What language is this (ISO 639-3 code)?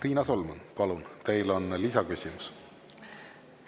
est